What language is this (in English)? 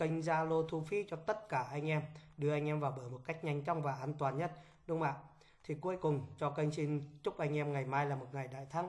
Vietnamese